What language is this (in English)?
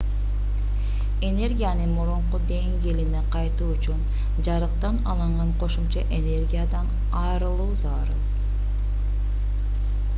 Kyrgyz